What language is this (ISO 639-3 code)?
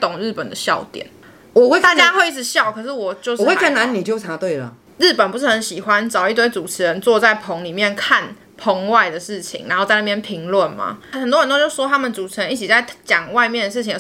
zho